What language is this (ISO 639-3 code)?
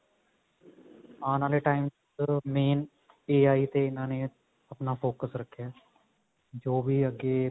pan